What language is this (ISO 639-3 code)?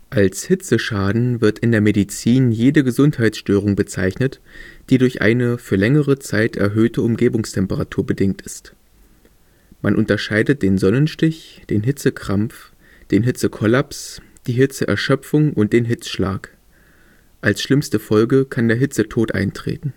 deu